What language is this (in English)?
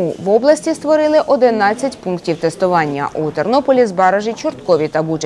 Ukrainian